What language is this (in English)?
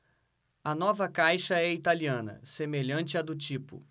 Portuguese